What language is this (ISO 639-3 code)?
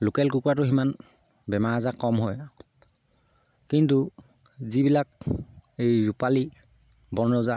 asm